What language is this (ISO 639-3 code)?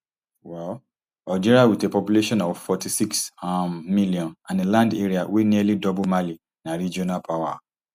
pcm